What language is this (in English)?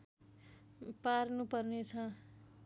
Nepali